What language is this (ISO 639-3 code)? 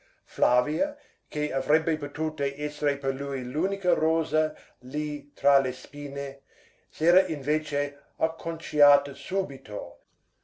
ita